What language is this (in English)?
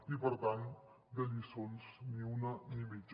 Catalan